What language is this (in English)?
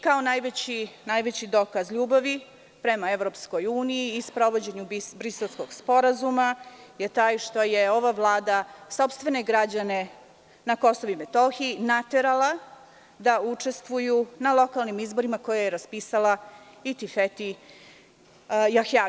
Serbian